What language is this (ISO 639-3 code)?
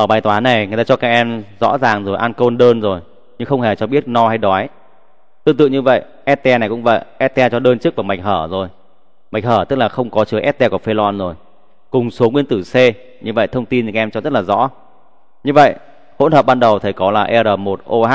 vie